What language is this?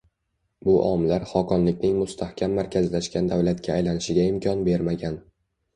Uzbek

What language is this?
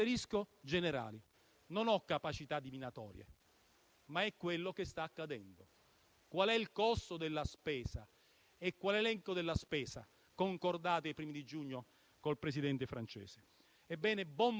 Italian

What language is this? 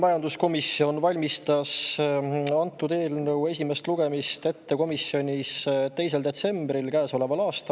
Estonian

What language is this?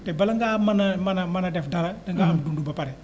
Wolof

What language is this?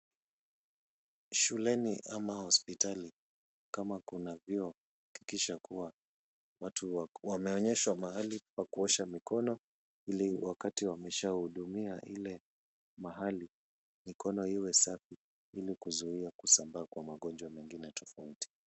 Swahili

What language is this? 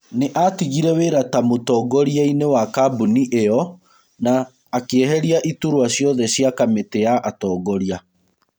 Kikuyu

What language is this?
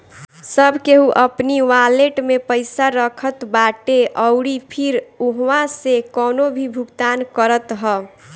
Bhojpuri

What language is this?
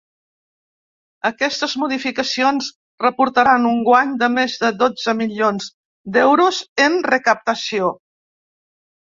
Catalan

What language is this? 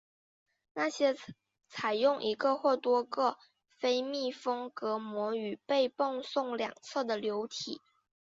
Chinese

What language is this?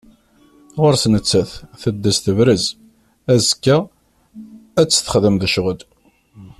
Kabyle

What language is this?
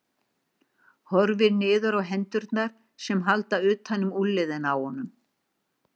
Icelandic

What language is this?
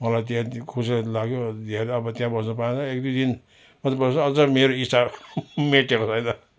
Nepali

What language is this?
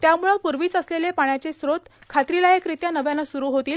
Marathi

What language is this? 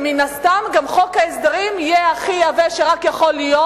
Hebrew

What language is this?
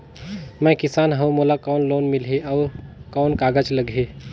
Chhattisgarhi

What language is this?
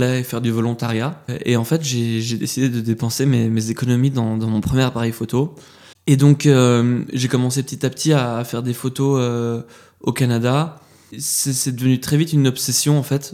French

